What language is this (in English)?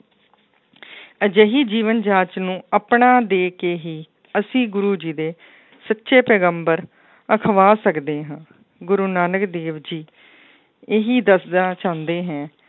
Punjabi